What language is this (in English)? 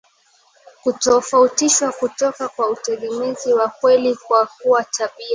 Swahili